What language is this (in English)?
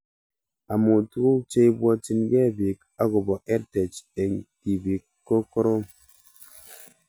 Kalenjin